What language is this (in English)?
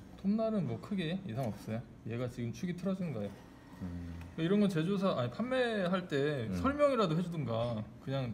Korean